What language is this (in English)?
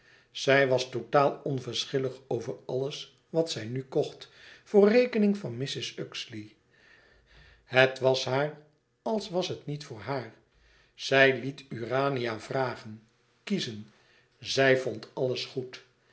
Dutch